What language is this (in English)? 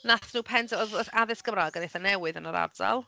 Welsh